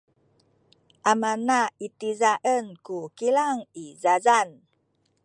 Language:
Sakizaya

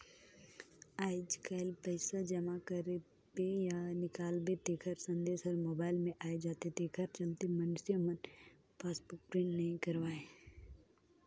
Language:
Chhattisgarhi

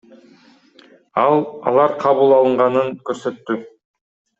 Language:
Kyrgyz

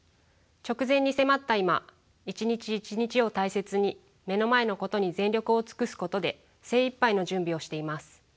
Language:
Japanese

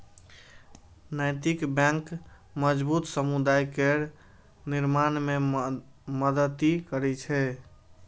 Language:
Maithili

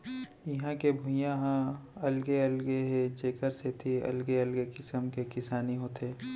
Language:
Chhattisgarhi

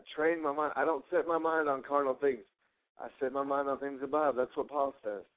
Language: English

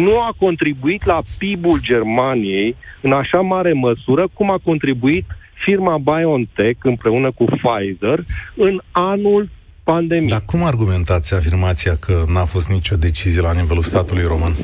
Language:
Romanian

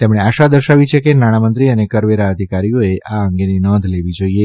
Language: Gujarati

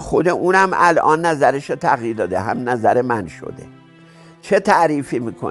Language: Persian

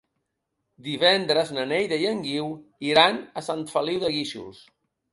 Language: Catalan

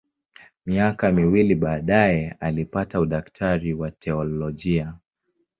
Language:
Swahili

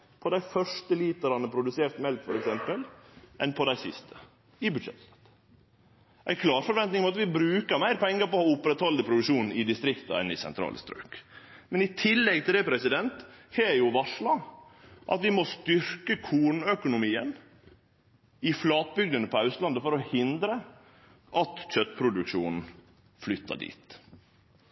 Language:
Norwegian Nynorsk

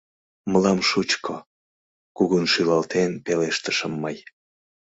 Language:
Mari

